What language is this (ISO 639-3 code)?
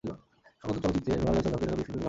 ben